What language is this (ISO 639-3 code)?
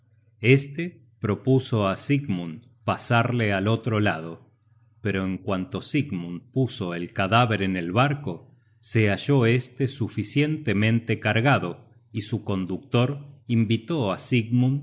spa